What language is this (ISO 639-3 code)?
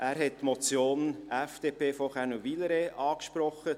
gsw